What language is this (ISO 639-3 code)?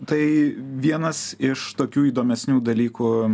lit